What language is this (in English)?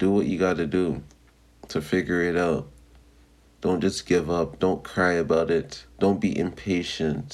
English